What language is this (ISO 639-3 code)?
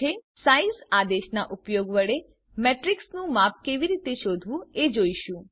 guj